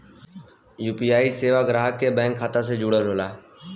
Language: Bhojpuri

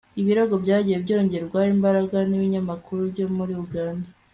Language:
Kinyarwanda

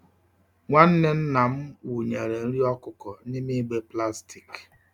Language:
Igbo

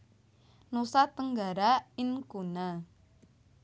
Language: Javanese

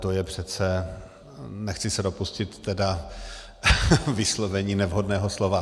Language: Czech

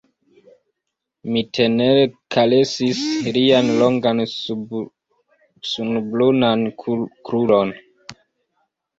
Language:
Esperanto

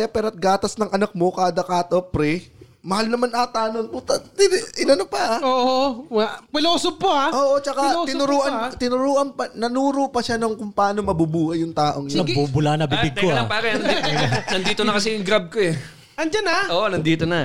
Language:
Filipino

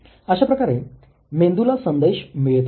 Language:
Marathi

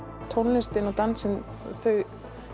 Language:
Icelandic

